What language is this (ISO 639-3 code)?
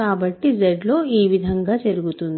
tel